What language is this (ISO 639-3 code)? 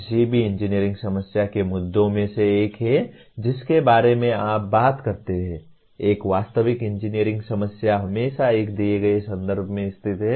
hin